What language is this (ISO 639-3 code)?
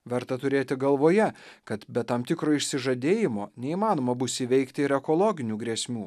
lit